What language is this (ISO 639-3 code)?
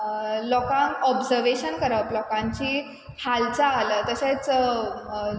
kok